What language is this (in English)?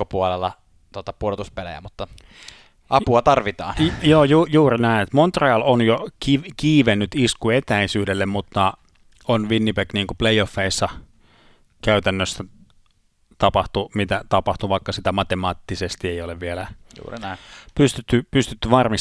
Finnish